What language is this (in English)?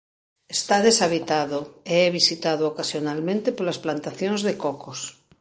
Galician